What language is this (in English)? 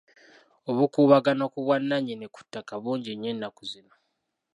Ganda